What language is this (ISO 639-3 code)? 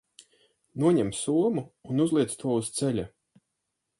lav